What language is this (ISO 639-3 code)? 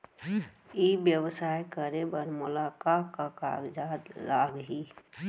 hne